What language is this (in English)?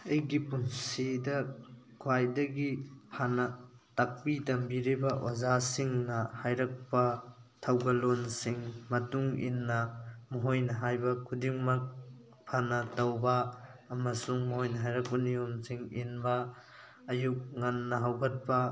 Manipuri